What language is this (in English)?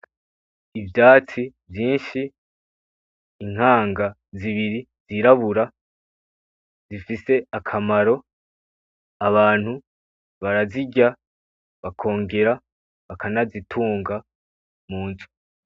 Rundi